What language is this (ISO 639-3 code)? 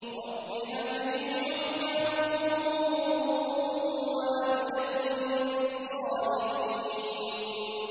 ara